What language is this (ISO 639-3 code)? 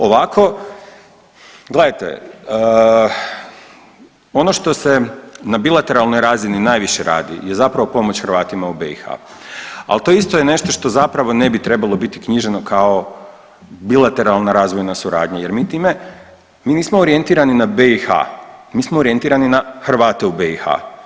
hrv